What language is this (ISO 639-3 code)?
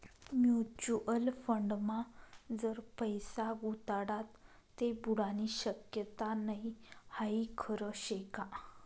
mar